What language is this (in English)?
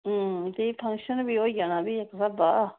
Dogri